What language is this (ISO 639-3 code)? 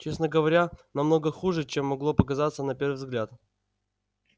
rus